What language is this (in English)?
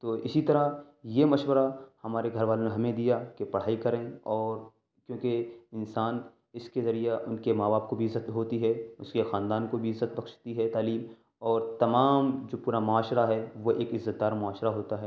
Urdu